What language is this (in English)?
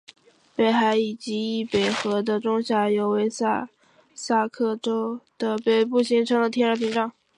Chinese